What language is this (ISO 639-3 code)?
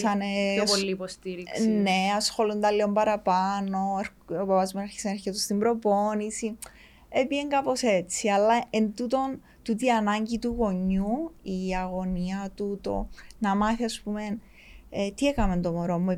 ell